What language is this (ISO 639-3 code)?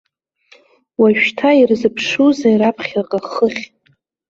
abk